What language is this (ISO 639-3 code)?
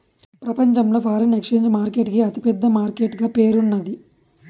tel